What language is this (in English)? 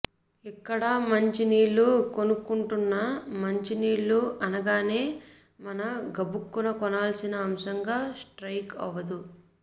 Telugu